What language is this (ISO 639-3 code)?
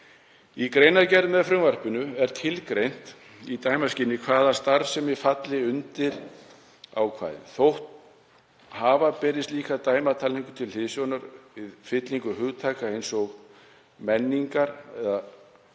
isl